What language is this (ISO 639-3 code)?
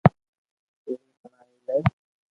lrk